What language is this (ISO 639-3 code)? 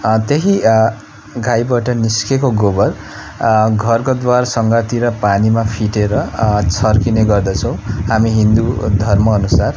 nep